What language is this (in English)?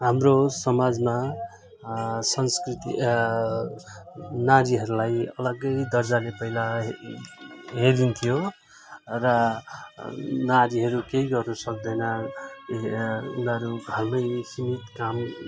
Nepali